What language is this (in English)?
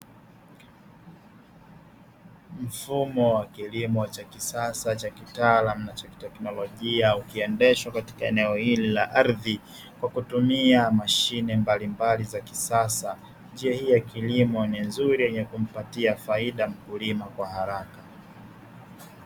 Swahili